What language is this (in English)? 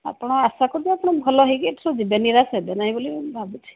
Odia